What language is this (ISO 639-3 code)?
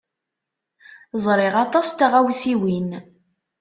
kab